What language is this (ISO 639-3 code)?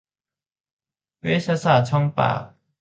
tha